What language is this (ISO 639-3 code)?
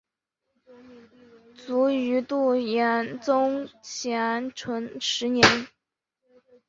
zho